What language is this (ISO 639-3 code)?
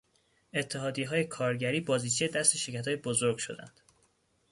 fas